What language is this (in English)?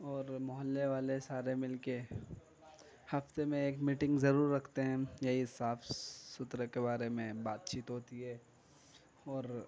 Urdu